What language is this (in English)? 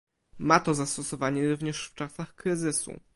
Polish